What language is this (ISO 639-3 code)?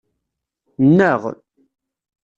kab